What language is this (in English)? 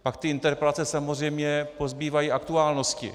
Czech